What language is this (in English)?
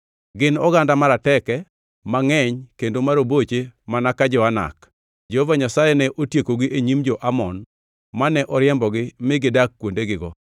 Luo (Kenya and Tanzania)